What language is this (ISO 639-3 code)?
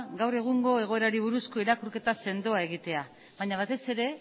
eus